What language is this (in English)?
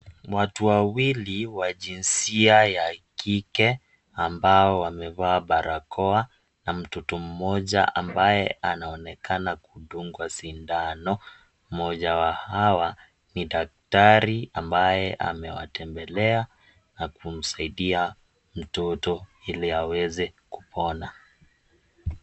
Swahili